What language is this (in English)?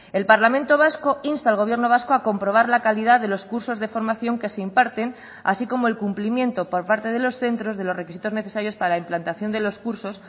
Spanish